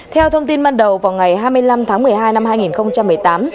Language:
Vietnamese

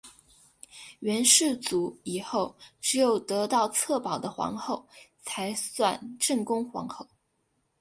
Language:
Chinese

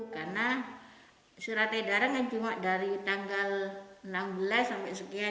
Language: Indonesian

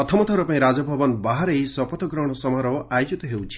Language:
Odia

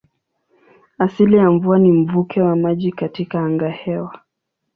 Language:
Swahili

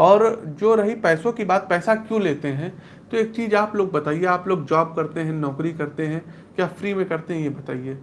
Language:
Hindi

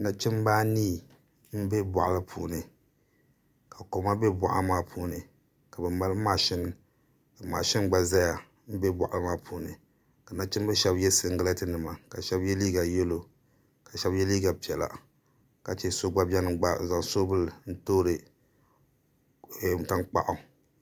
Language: Dagbani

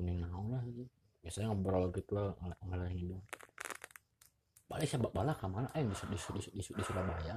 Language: Indonesian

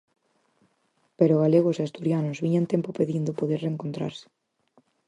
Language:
Galician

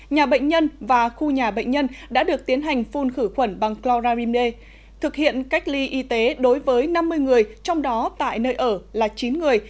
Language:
Vietnamese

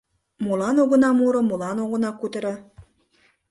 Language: Mari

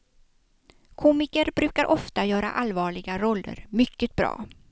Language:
Swedish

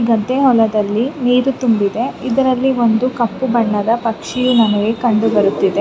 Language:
Kannada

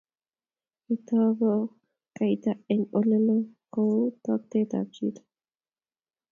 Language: Kalenjin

